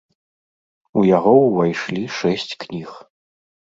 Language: Belarusian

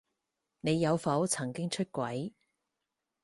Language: Cantonese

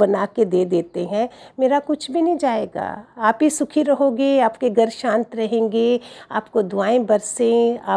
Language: Hindi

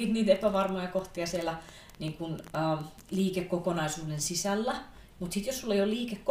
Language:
Finnish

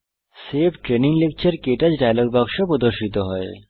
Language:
Bangla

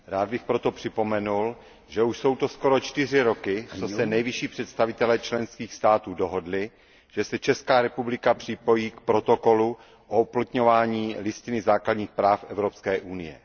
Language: Czech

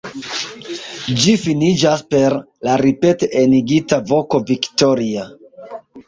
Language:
Esperanto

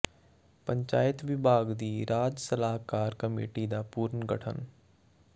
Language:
Punjabi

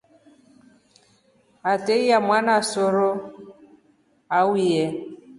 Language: Rombo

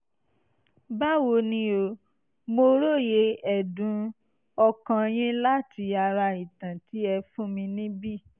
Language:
Yoruba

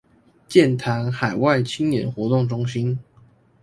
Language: Chinese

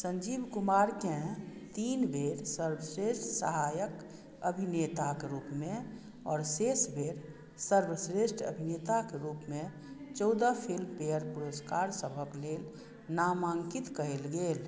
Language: Maithili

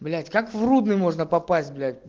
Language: Russian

